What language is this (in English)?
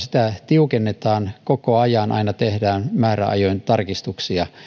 Finnish